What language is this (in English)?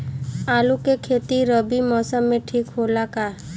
Bhojpuri